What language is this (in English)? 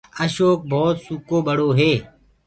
Gurgula